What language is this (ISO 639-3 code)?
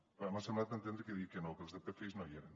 cat